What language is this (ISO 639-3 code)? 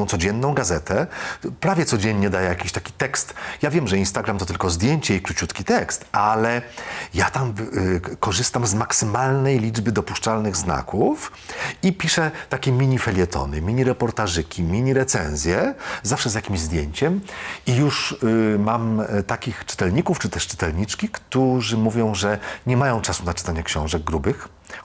pol